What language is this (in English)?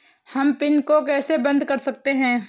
Hindi